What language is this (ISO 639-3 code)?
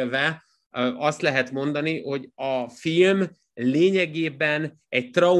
hun